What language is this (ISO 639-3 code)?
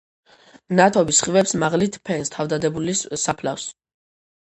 kat